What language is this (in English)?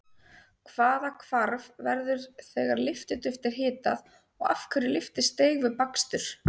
Icelandic